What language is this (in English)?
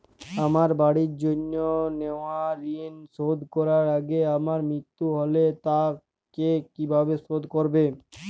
Bangla